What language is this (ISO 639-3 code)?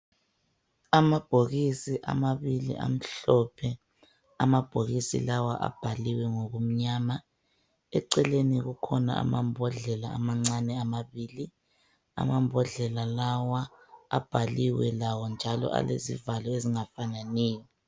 nde